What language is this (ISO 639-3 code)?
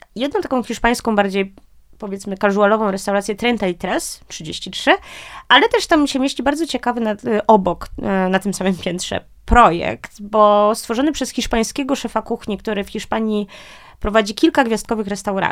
pol